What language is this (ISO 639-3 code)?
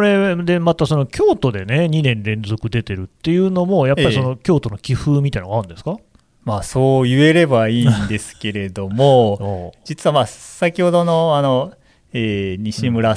jpn